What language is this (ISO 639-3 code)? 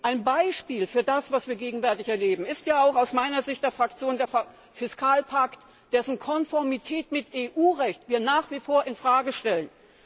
deu